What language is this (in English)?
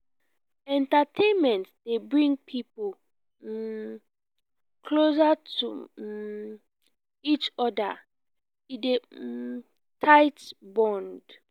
Nigerian Pidgin